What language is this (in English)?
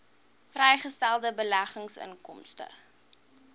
Afrikaans